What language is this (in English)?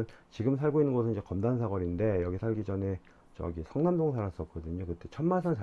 Korean